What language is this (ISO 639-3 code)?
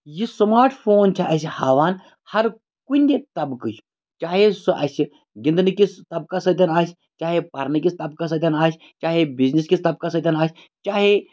kas